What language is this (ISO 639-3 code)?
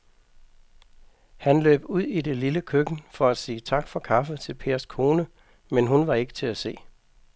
dan